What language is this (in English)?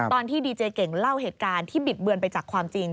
Thai